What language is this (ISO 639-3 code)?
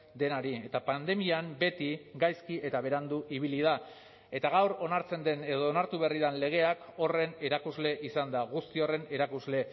eus